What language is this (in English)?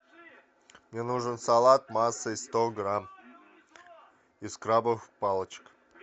Russian